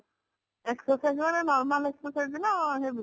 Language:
Odia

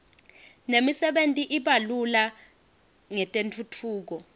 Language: Swati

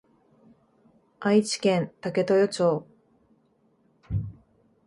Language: Japanese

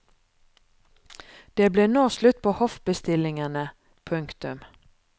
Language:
Norwegian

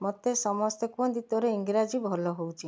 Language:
Odia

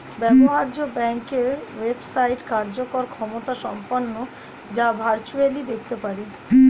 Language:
Bangla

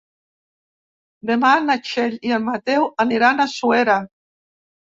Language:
Catalan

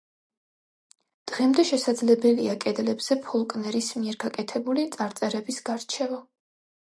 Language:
Georgian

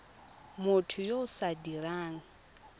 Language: Tswana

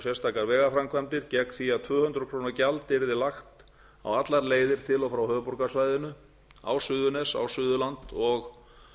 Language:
Icelandic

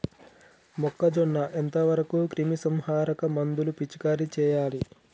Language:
Telugu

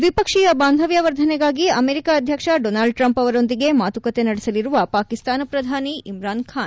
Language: Kannada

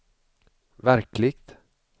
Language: Swedish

